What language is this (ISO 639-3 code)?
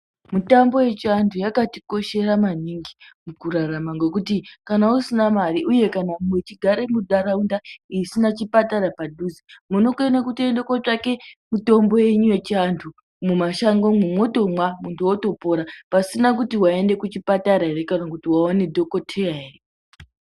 ndc